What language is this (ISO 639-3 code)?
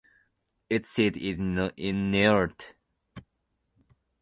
eng